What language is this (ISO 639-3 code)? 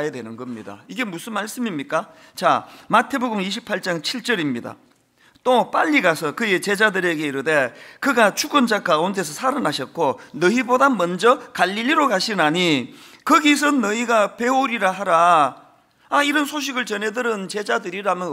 kor